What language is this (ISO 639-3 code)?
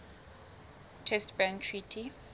sot